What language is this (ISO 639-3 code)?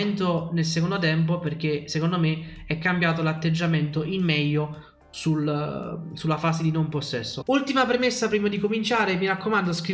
ita